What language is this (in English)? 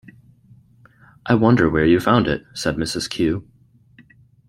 English